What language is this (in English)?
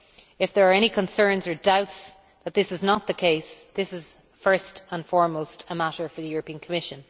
English